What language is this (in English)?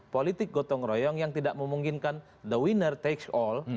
Indonesian